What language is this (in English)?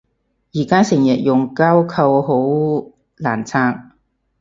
Cantonese